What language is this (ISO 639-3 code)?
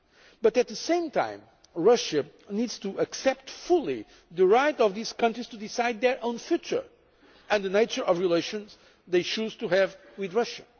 eng